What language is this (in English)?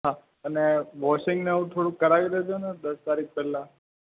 Gujarati